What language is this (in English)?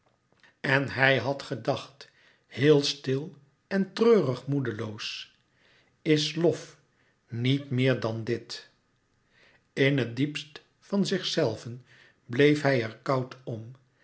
Dutch